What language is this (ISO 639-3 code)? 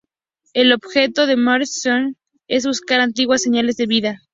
spa